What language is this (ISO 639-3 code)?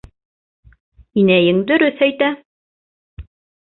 bak